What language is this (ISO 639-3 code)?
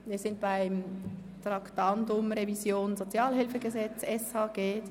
gsw